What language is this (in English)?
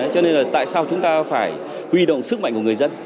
Vietnamese